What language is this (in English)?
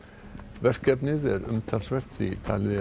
Icelandic